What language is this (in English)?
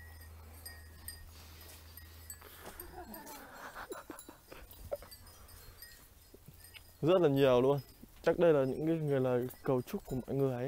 Vietnamese